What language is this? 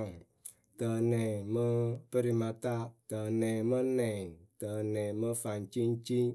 Akebu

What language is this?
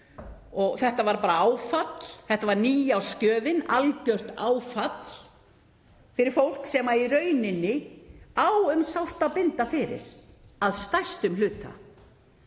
Icelandic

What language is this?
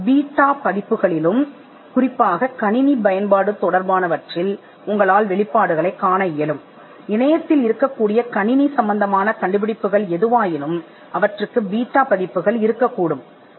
Tamil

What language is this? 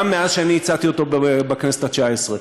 Hebrew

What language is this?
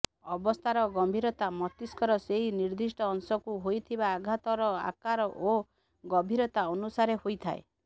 Odia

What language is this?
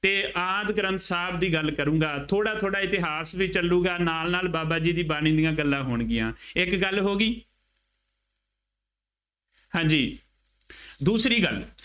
Punjabi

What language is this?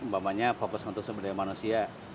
Indonesian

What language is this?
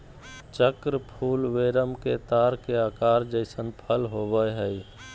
Magahi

